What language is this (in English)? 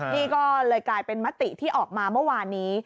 Thai